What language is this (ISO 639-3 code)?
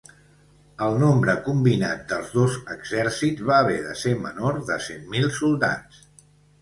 cat